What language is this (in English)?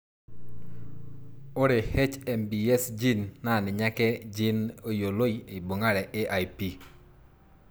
Masai